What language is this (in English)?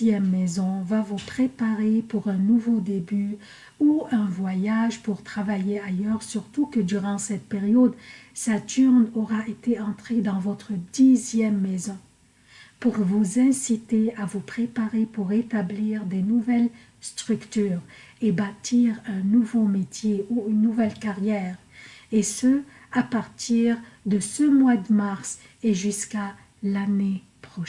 French